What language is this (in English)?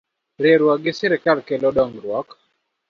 Luo (Kenya and Tanzania)